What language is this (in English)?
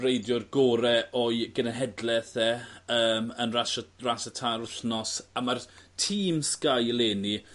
Welsh